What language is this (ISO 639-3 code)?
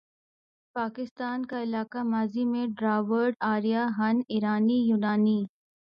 urd